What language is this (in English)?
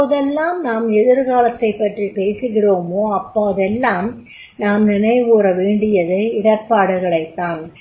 Tamil